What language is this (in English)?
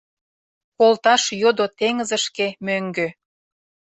Mari